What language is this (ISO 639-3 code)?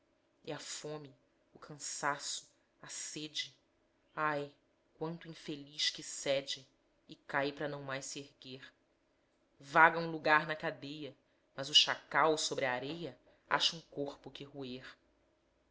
por